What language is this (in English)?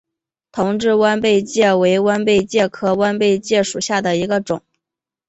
Chinese